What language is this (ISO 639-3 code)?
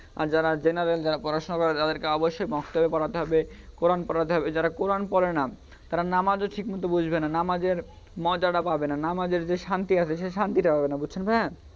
ben